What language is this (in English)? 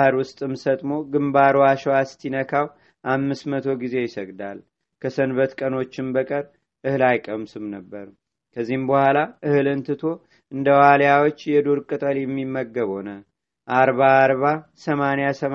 Amharic